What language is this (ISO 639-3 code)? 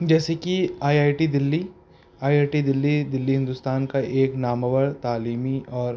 urd